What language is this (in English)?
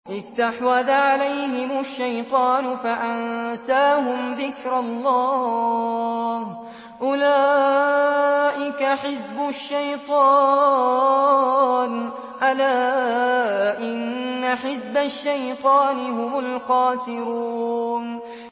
Arabic